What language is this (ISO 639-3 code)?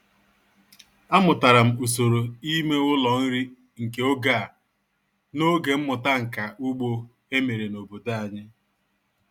ibo